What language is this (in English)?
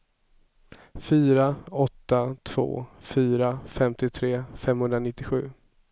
Swedish